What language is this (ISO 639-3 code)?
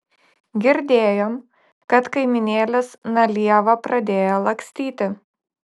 lit